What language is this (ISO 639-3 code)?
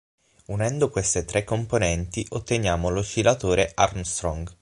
ita